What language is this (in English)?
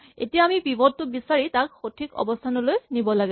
Assamese